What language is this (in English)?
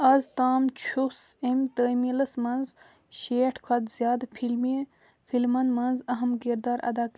Kashmiri